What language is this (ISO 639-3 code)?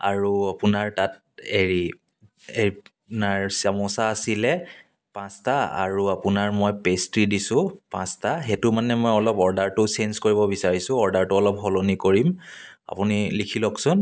asm